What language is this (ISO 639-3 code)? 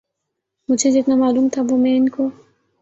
urd